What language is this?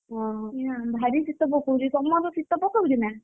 Odia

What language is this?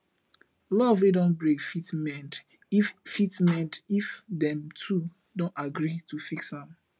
Nigerian Pidgin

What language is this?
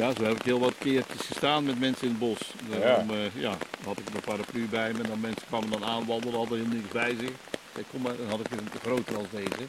Dutch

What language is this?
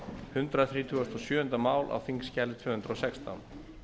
Icelandic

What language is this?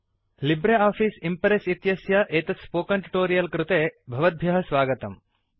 Sanskrit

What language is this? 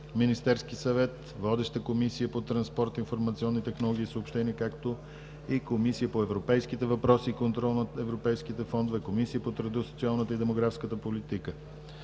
Bulgarian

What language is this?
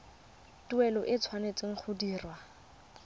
Tswana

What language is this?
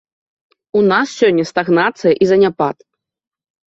Belarusian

